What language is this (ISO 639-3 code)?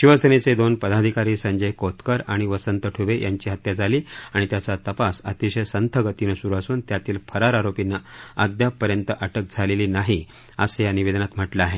mar